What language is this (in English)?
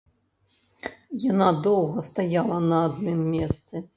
Belarusian